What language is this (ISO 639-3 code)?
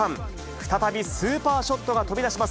jpn